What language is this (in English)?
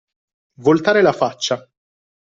Italian